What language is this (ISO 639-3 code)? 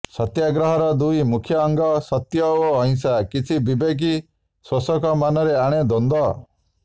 ori